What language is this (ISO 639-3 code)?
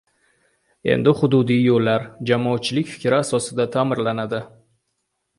uzb